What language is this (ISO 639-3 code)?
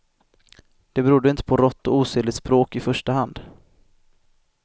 swe